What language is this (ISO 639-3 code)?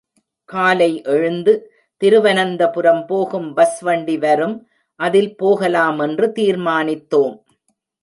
tam